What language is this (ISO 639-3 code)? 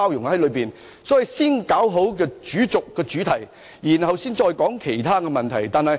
yue